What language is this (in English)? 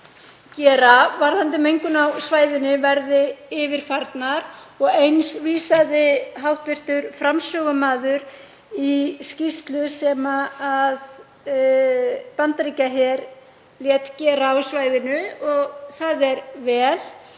Icelandic